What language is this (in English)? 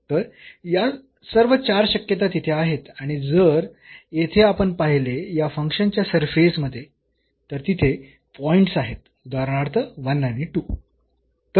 Marathi